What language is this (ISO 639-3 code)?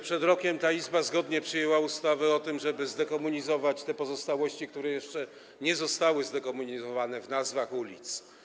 pol